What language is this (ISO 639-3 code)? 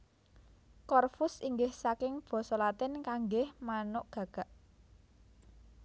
jav